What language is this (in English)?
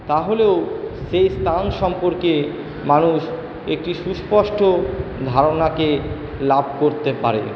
Bangla